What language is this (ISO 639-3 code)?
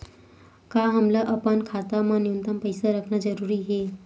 hne